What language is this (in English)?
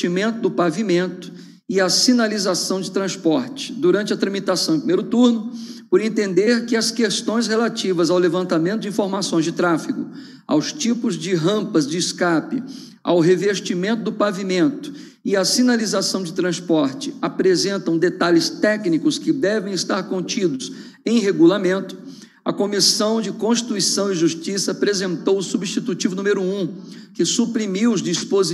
Portuguese